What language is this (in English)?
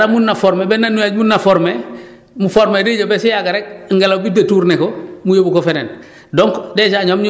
Wolof